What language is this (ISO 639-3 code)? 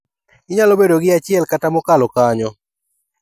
luo